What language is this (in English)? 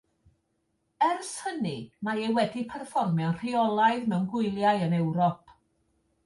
Welsh